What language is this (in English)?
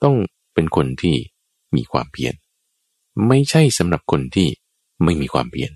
Thai